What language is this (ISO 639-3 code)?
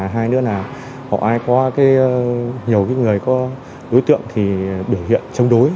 vie